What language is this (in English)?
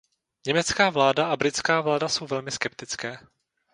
Czech